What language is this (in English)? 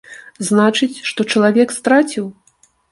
Belarusian